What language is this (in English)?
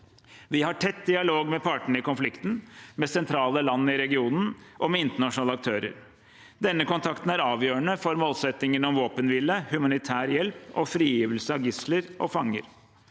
Norwegian